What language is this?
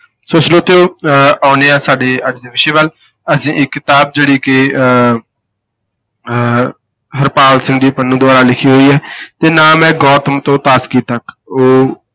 Punjabi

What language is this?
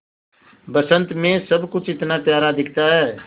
Hindi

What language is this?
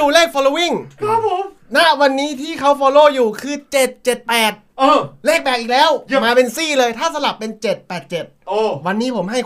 Thai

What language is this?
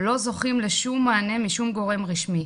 Hebrew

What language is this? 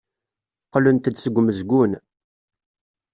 Kabyle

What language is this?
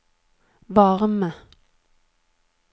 Norwegian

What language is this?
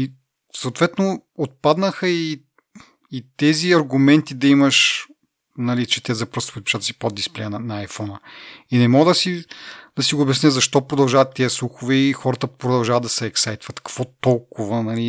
Bulgarian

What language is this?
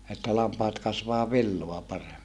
Finnish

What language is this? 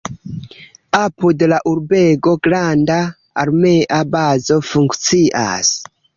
Esperanto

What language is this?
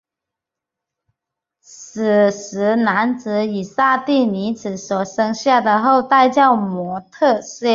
Chinese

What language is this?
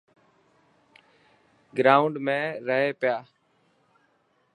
Dhatki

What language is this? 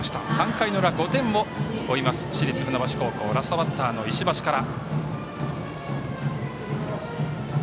Japanese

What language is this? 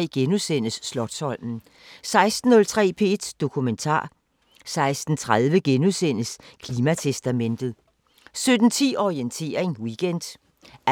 Danish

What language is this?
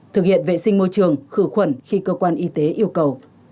Vietnamese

